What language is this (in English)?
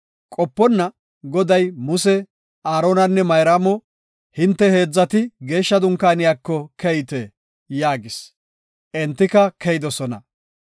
Gofa